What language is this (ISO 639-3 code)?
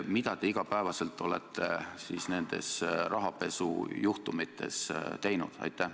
est